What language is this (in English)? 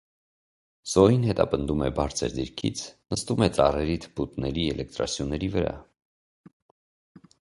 Armenian